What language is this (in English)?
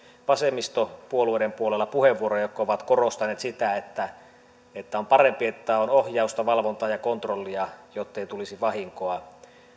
Finnish